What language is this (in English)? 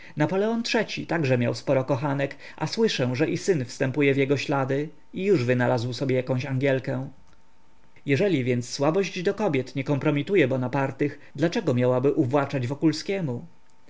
Polish